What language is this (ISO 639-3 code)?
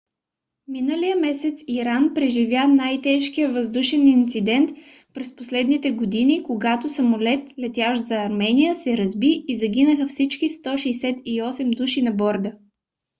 bul